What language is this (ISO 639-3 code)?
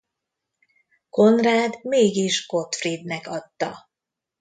hun